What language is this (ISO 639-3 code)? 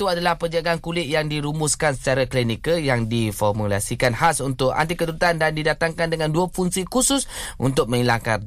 msa